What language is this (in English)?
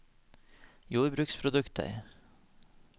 Norwegian